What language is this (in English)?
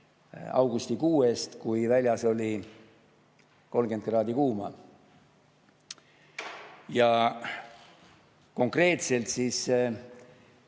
Estonian